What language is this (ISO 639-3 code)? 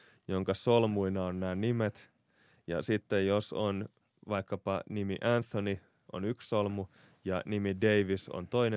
fin